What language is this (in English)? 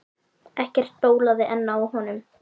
Icelandic